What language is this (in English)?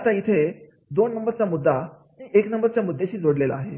Marathi